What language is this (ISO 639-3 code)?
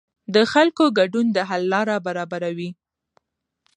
pus